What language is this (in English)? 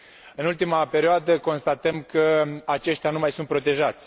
Romanian